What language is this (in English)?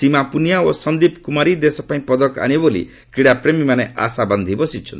Odia